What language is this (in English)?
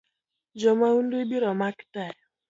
Luo (Kenya and Tanzania)